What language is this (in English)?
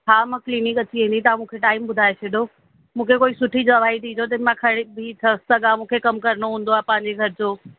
Sindhi